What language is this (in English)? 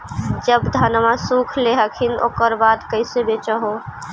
Magahi